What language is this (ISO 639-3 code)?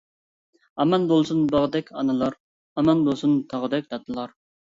uig